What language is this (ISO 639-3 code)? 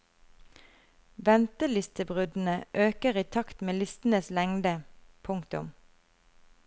nor